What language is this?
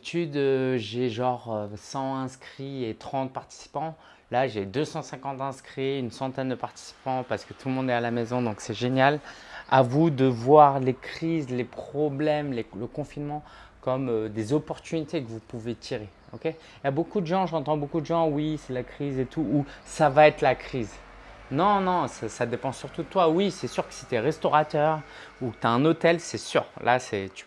French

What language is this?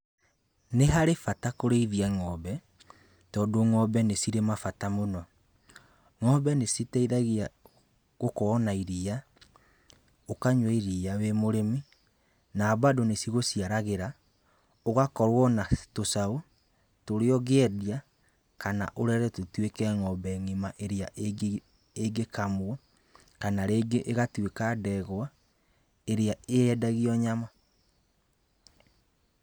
Kikuyu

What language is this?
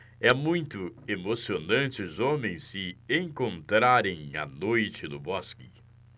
Portuguese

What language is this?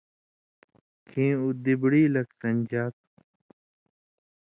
Indus Kohistani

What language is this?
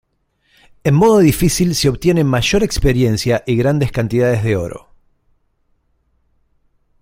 Spanish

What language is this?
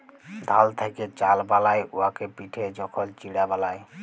Bangla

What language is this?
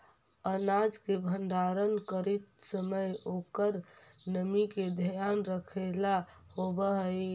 Magahi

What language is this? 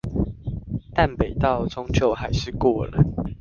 Chinese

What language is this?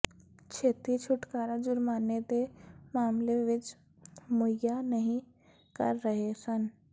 Punjabi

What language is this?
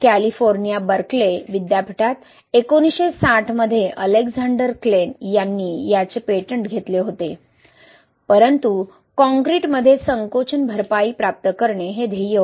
Marathi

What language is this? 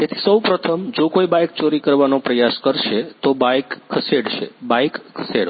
Gujarati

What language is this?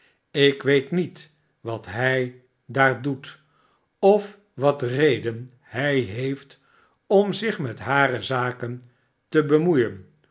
Dutch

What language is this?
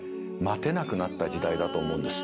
Japanese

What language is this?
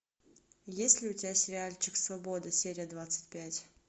Russian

